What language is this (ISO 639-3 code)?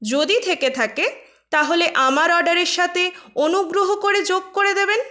ben